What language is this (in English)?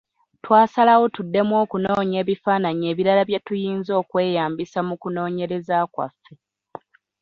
Ganda